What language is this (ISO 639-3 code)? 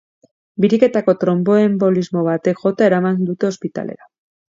eus